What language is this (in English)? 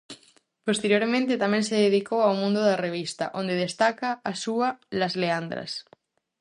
Galician